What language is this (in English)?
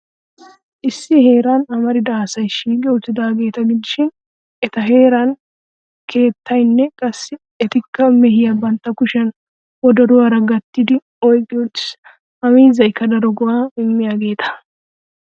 Wolaytta